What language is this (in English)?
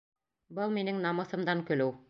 Bashkir